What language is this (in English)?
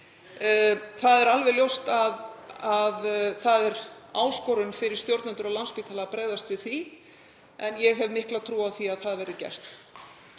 Icelandic